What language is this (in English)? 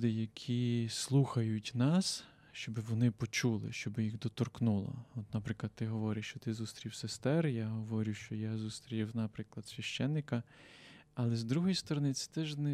Ukrainian